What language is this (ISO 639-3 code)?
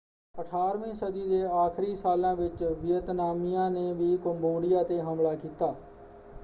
pan